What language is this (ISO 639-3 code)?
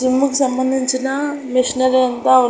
tel